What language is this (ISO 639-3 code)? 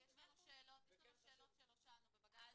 heb